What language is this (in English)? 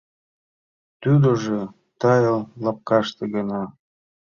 Mari